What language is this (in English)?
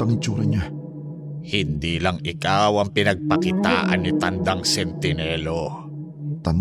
Filipino